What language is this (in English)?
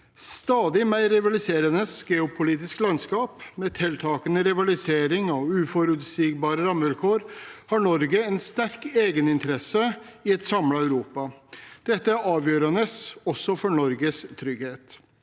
Norwegian